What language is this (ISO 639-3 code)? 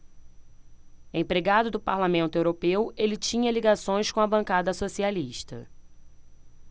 por